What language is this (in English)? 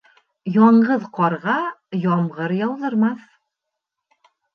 Bashkir